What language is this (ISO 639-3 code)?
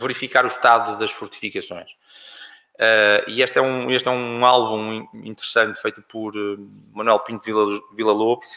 por